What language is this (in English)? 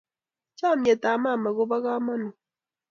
Kalenjin